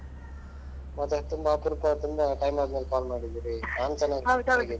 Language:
Kannada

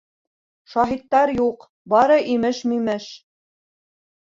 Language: Bashkir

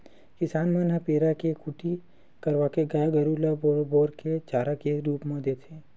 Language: Chhattisgarhi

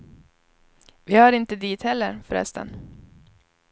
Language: Swedish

